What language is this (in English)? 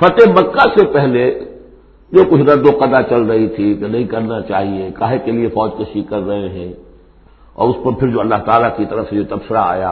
Urdu